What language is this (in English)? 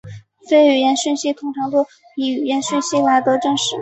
Chinese